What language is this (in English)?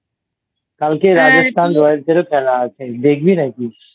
Bangla